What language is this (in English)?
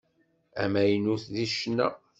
Kabyle